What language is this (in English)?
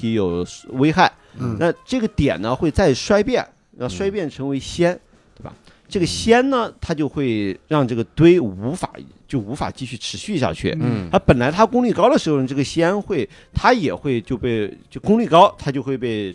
Chinese